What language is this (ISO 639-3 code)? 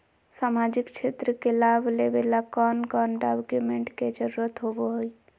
mag